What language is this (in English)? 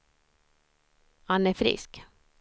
Swedish